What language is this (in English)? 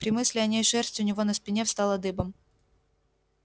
Russian